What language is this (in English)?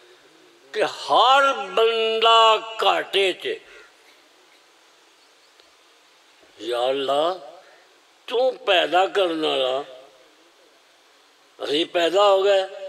Romanian